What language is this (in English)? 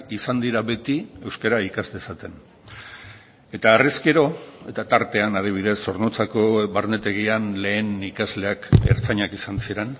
Basque